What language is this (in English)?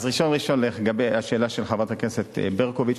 Hebrew